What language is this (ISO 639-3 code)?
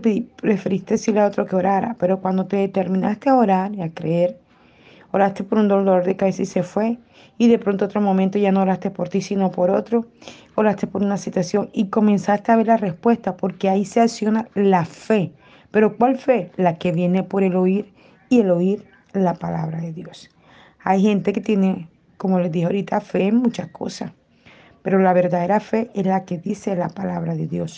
spa